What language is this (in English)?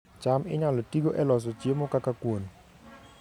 Luo (Kenya and Tanzania)